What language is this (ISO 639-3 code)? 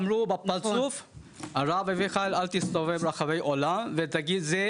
heb